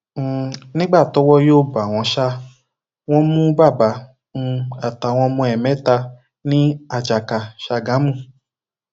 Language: Yoruba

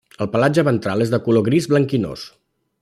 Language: Catalan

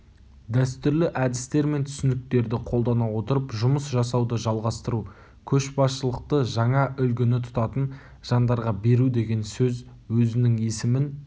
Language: Kazakh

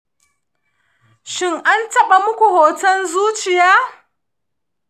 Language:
Hausa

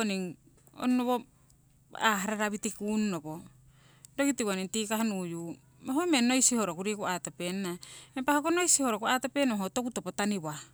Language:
Siwai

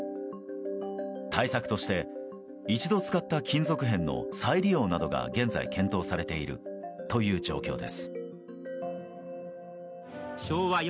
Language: Japanese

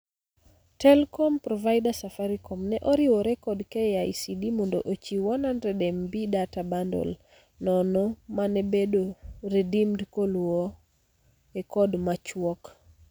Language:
Luo (Kenya and Tanzania)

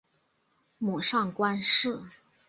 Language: Chinese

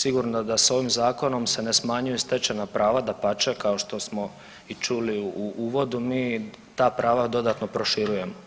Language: Croatian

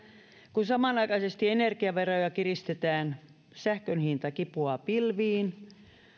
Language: Finnish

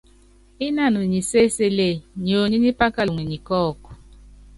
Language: Yangben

